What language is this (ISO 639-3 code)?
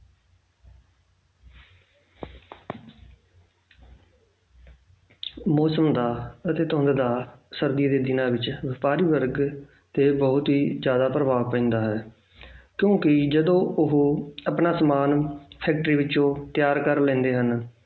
pan